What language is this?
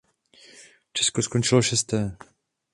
Czech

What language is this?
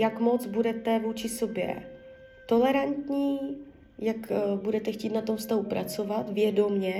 Czech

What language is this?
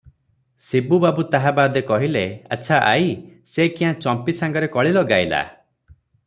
Odia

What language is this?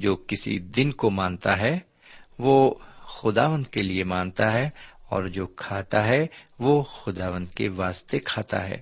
Urdu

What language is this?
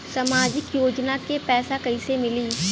Bhojpuri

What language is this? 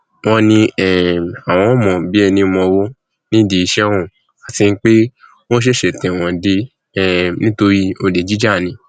Yoruba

